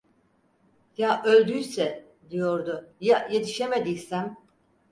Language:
Turkish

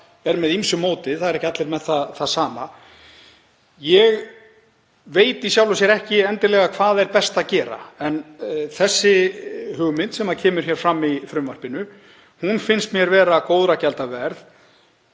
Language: Icelandic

